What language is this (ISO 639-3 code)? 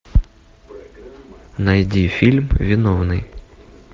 rus